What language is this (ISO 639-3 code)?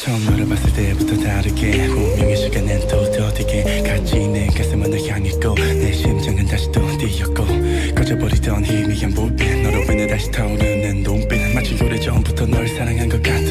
kor